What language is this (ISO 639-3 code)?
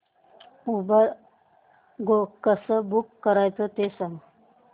mar